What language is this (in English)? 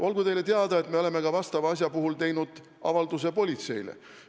Estonian